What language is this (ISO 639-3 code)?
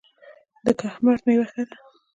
pus